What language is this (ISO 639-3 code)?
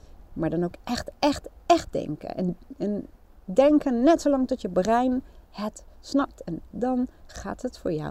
nld